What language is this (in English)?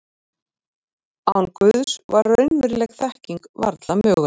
Icelandic